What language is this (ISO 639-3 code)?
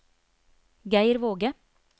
nor